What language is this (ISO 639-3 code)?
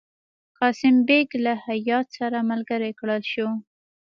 pus